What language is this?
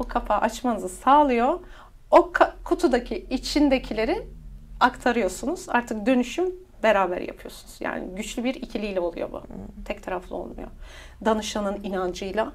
Turkish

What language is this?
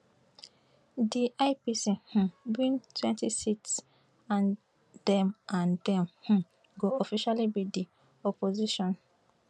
Nigerian Pidgin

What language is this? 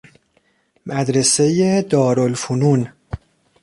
Persian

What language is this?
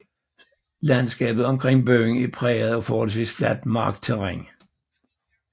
Danish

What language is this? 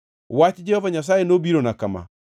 Luo (Kenya and Tanzania)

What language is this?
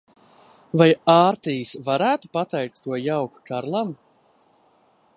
Latvian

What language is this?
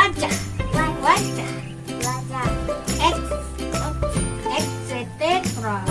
Indonesian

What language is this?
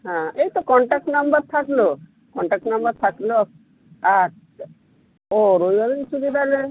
Bangla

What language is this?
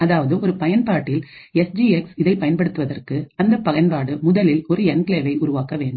Tamil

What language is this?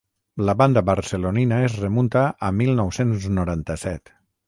Catalan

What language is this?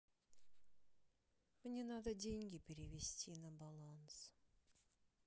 Russian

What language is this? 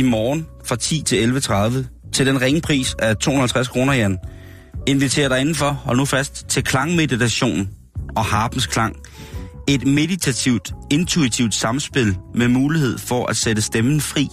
Danish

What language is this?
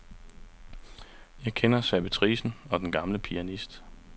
Danish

